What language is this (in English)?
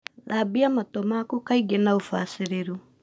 Kikuyu